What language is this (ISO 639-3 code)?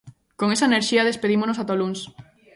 glg